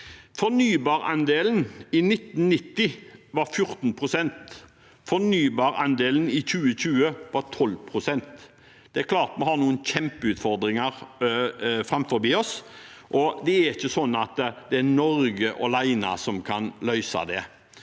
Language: Norwegian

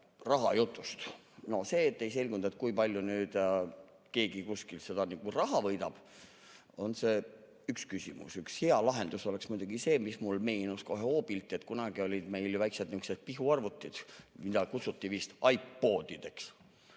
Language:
Estonian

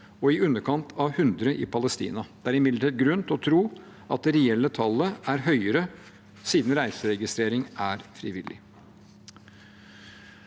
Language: Norwegian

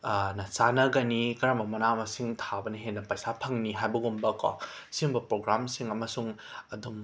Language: Manipuri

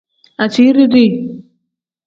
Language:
Tem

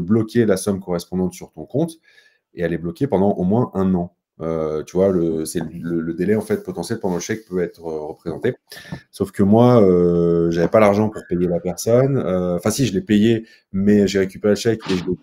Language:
French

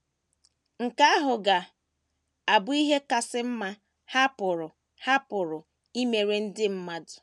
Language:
Igbo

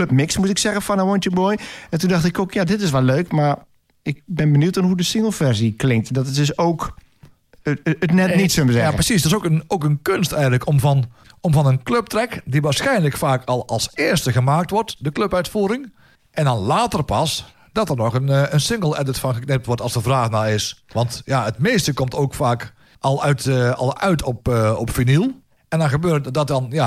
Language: Dutch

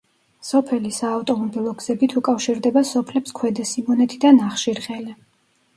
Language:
Georgian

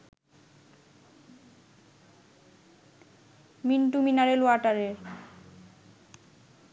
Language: Bangla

